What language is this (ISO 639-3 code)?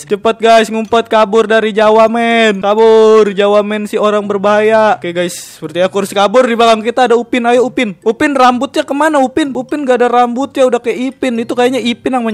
ind